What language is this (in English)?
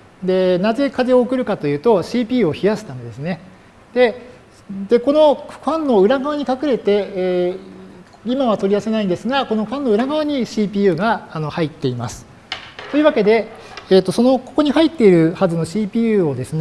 Japanese